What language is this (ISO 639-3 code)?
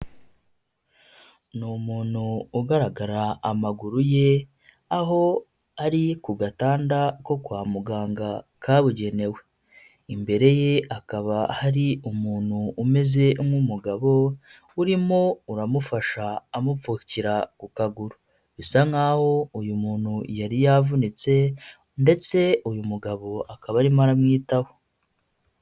kin